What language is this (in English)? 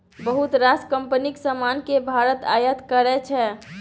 Maithili